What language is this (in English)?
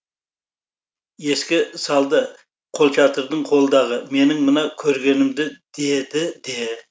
Kazakh